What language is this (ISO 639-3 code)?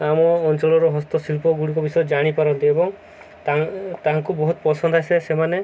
ori